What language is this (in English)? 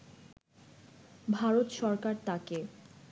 Bangla